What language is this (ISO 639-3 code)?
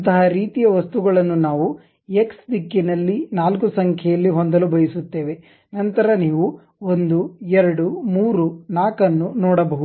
kan